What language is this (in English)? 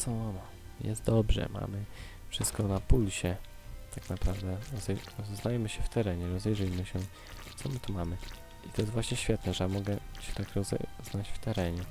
Polish